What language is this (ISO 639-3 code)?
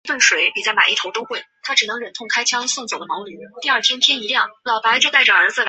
zho